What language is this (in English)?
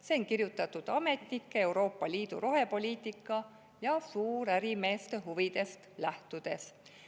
Estonian